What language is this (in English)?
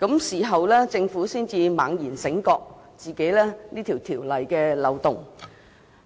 Cantonese